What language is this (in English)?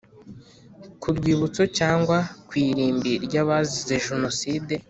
Kinyarwanda